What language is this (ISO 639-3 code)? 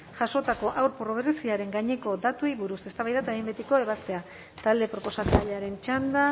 eus